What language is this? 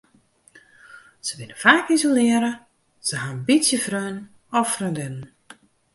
Western Frisian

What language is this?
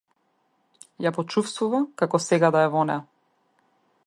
Macedonian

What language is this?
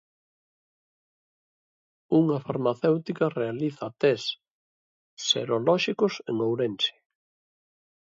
Galician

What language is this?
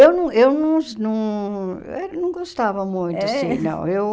Portuguese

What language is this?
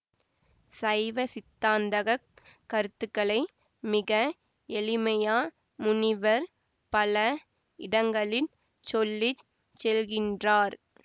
Tamil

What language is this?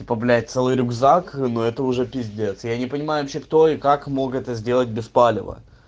Russian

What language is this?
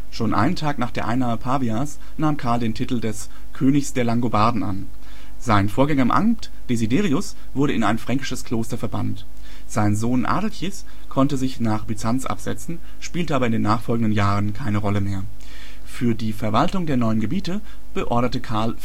German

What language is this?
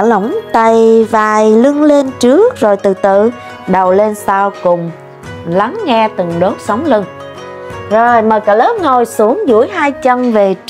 Vietnamese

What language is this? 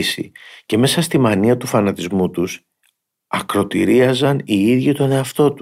Greek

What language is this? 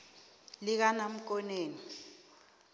South Ndebele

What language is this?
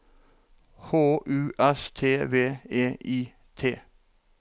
Norwegian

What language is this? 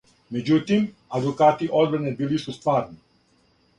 Serbian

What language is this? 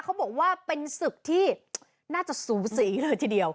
Thai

